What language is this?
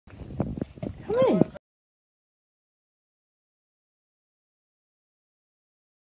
English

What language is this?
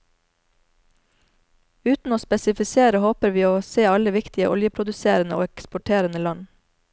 Norwegian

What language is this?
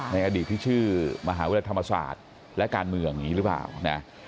Thai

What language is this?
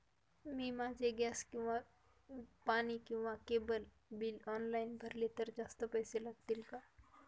Marathi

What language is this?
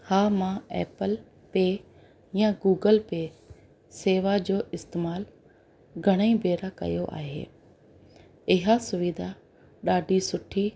Sindhi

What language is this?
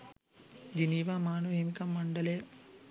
Sinhala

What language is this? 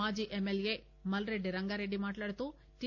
Telugu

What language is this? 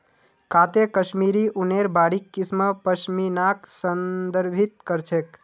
Magahi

